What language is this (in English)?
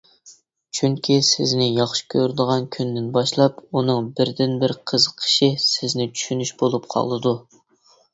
Uyghur